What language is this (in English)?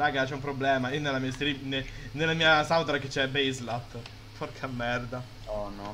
Italian